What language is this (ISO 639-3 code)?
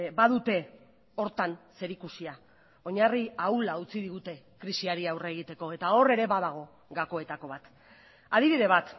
eus